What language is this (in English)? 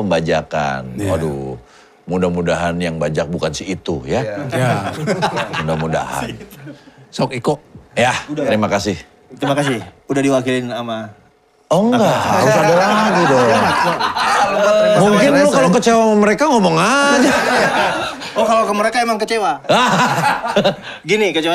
Indonesian